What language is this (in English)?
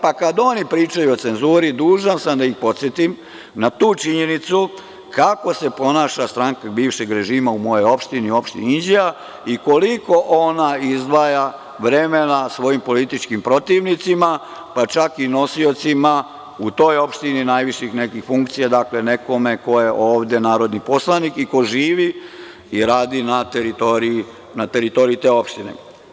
Serbian